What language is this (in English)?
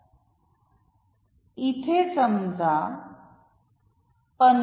Marathi